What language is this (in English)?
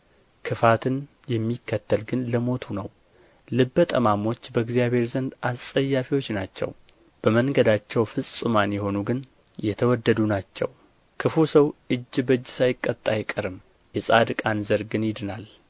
Amharic